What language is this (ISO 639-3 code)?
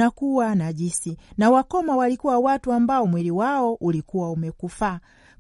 swa